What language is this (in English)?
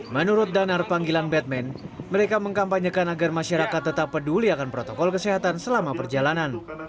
Indonesian